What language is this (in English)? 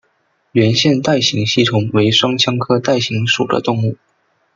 Chinese